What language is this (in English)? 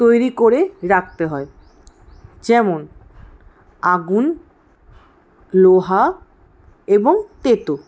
Bangla